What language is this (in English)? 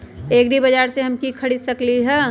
Magahi